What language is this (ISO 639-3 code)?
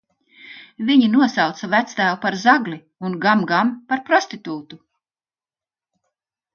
lav